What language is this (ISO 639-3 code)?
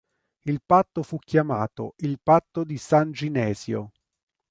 ita